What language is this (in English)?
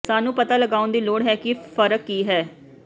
Punjabi